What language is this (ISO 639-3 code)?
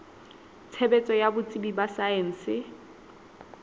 sot